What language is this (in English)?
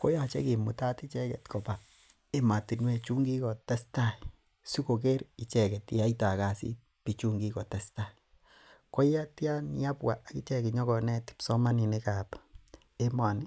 Kalenjin